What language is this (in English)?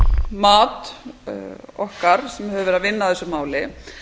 Icelandic